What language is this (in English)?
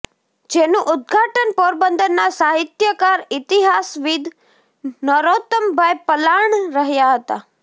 Gujarati